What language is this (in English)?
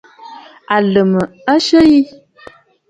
Bafut